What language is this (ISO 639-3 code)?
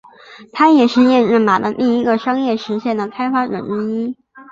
zho